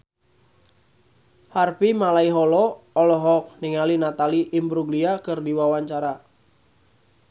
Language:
Sundanese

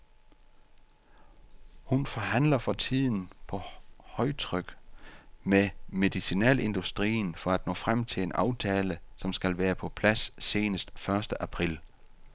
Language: Danish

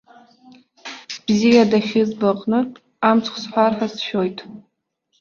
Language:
Abkhazian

